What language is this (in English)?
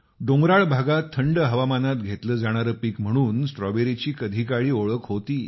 Marathi